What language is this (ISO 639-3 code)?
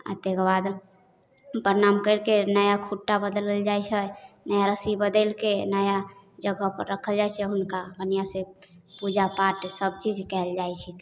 mai